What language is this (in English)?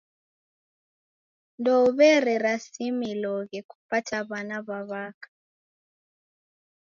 Taita